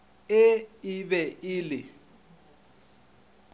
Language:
Northern Sotho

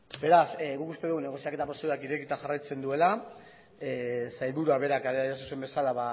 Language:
Basque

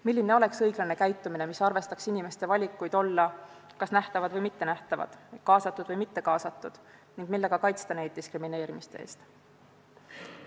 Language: Estonian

